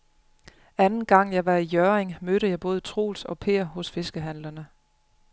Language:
Danish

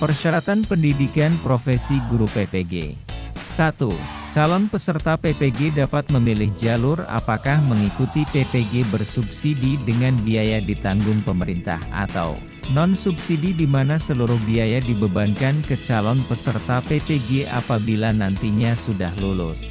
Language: Indonesian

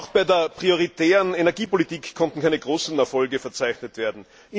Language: German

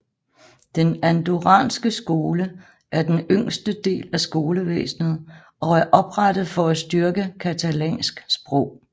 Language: Danish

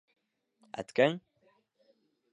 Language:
Bashkir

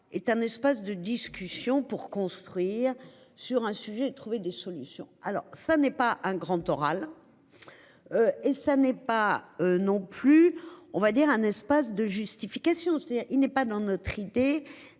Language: French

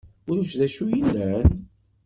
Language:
Kabyle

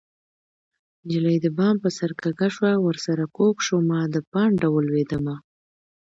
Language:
Pashto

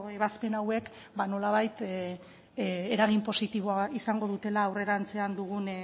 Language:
Basque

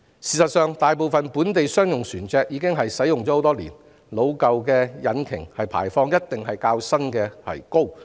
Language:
Cantonese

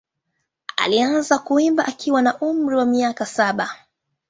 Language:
Swahili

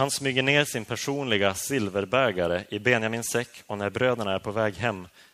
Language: Swedish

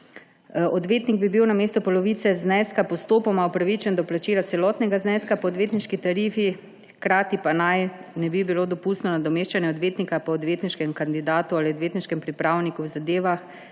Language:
Slovenian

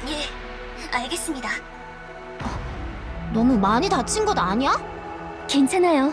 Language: Korean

